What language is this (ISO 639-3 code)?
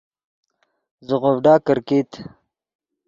ydg